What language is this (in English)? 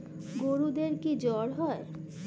Bangla